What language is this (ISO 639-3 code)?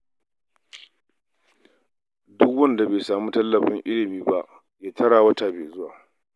hau